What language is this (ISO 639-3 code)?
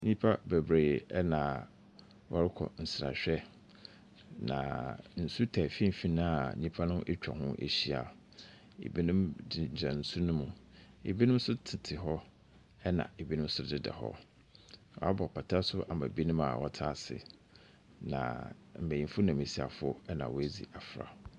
aka